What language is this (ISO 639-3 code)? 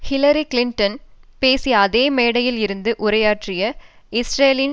tam